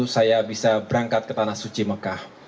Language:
Indonesian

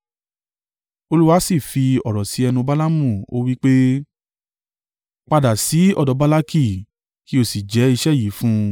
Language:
Yoruba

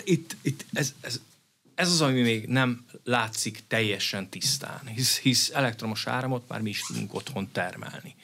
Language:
Hungarian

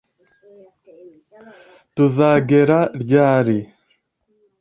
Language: Kinyarwanda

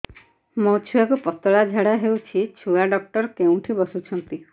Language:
Odia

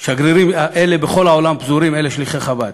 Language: Hebrew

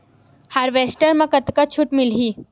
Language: Chhattisgarhi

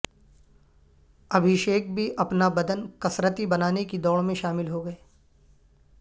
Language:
Urdu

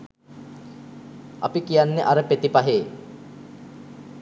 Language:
Sinhala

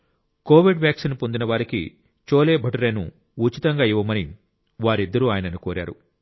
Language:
Telugu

